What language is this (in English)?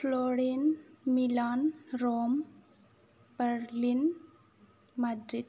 Bodo